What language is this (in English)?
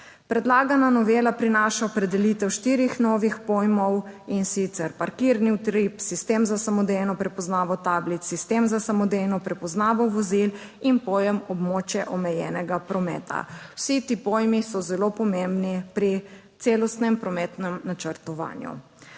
Slovenian